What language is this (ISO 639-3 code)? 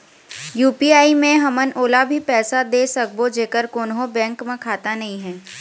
hne